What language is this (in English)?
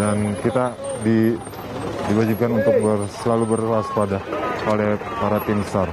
Indonesian